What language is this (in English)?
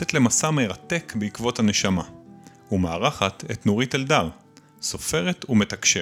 Hebrew